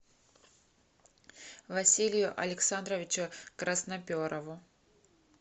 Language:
Russian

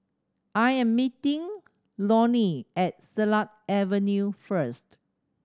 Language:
English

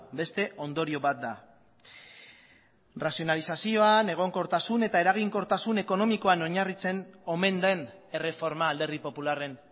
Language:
Basque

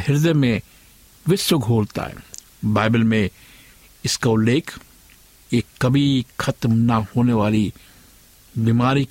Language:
Hindi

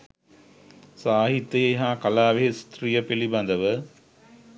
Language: Sinhala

